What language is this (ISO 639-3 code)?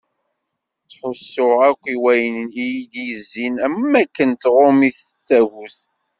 kab